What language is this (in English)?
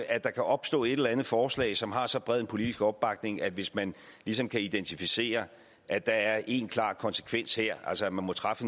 Danish